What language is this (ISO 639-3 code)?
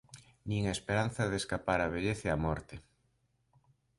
glg